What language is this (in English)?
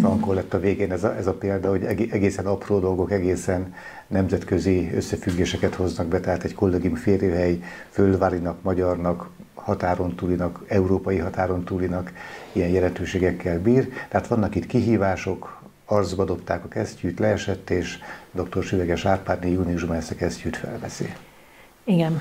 Hungarian